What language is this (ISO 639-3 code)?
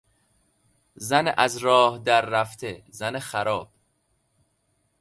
fas